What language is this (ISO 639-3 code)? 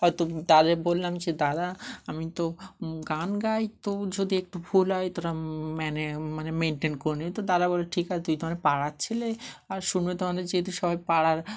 ben